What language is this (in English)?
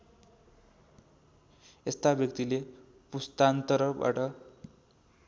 Nepali